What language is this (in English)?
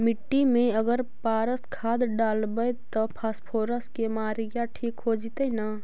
Magahi